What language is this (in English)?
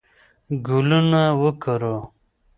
Pashto